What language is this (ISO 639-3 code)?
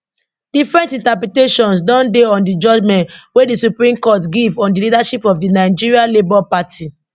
pcm